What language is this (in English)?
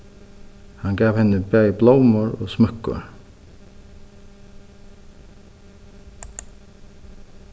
Faroese